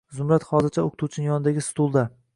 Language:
Uzbek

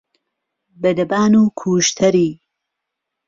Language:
Central Kurdish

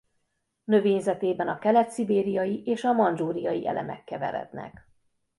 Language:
Hungarian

